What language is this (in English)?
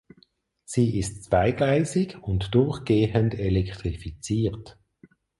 German